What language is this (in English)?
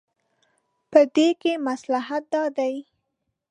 Pashto